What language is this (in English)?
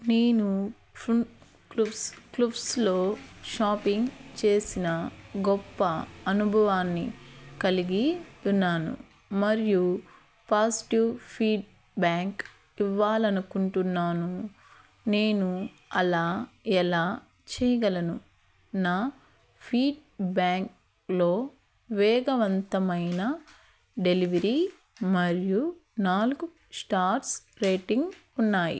Telugu